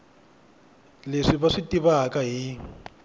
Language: Tsonga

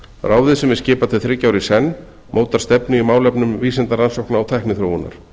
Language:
Icelandic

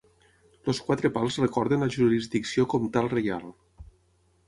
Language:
Catalan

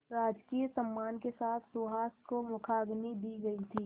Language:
Hindi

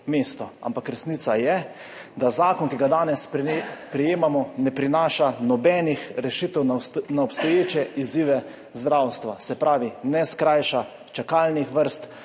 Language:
Slovenian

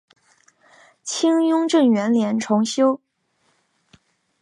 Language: Chinese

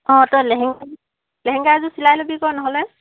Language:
Assamese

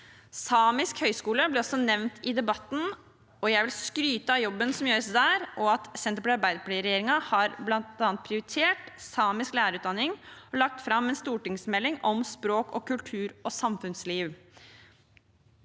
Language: Norwegian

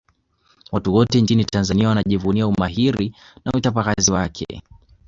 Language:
Swahili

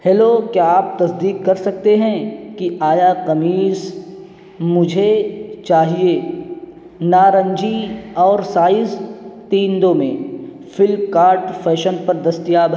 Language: Urdu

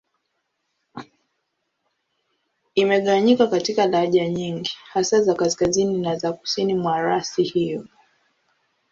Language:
Swahili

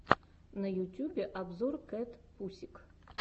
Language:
Russian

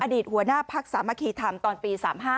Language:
Thai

